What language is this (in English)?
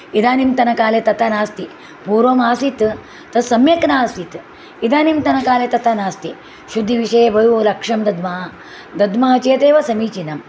Sanskrit